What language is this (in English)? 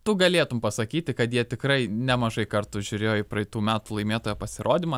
Lithuanian